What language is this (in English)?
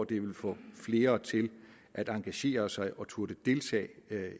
Danish